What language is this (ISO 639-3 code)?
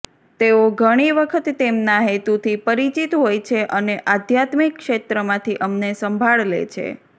guj